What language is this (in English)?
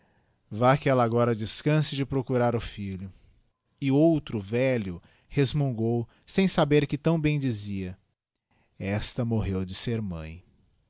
Portuguese